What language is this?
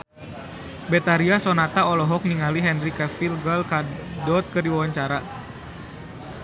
Sundanese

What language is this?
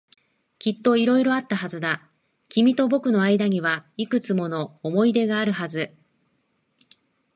Japanese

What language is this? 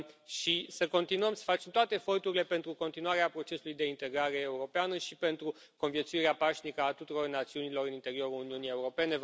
Romanian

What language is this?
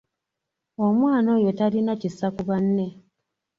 Ganda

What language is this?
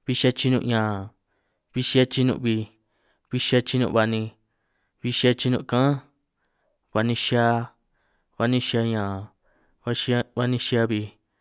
San Martín Itunyoso Triqui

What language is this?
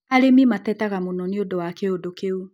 Kikuyu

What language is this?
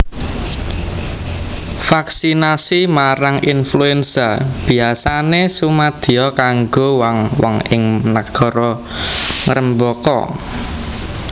Javanese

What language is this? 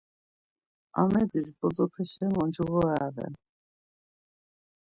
Laz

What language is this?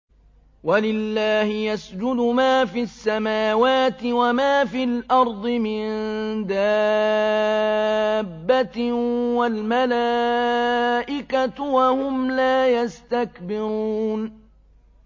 Arabic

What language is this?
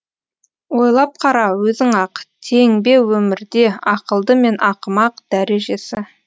Kazakh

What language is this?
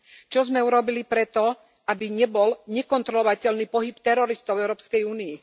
Slovak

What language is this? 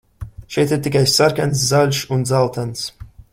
Latvian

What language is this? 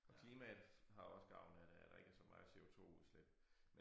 Danish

